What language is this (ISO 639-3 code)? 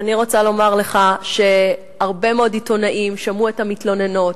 heb